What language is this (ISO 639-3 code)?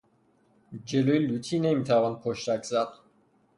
fas